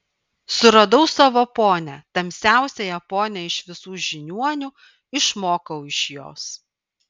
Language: Lithuanian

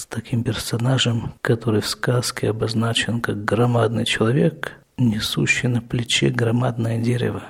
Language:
Russian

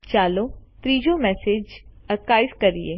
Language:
Gujarati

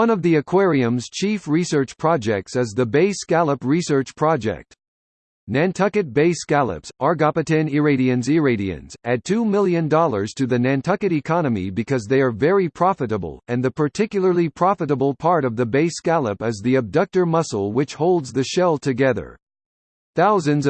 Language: English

